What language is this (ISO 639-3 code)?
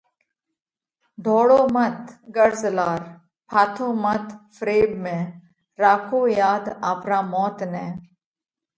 kvx